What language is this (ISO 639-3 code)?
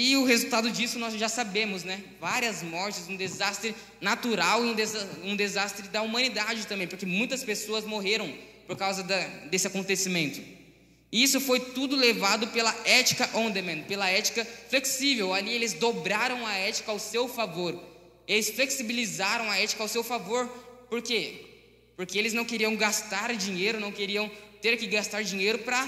por